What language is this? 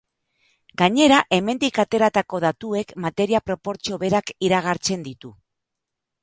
Basque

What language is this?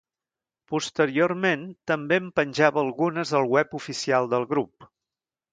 Catalan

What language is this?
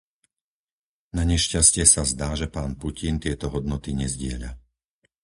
Slovak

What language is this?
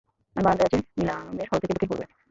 Bangla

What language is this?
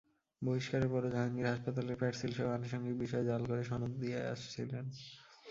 Bangla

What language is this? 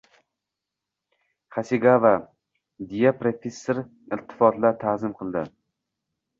Uzbek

